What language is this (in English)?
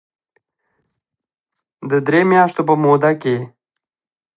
Pashto